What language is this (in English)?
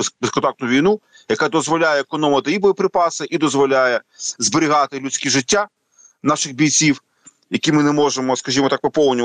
Ukrainian